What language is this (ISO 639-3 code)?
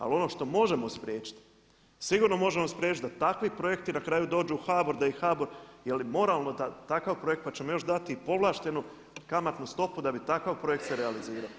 hrv